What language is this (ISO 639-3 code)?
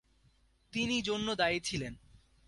ben